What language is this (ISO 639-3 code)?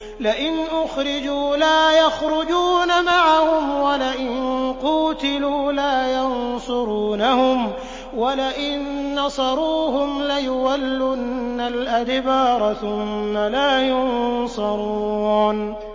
ara